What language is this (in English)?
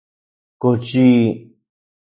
Central Puebla Nahuatl